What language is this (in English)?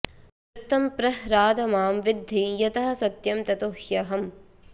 Sanskrit